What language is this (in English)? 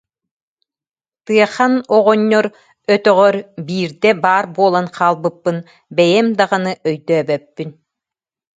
Yakut